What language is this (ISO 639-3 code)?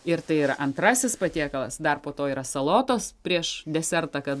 lit